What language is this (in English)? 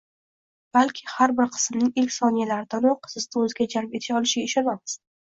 Uzbek